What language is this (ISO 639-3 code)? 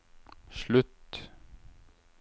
nor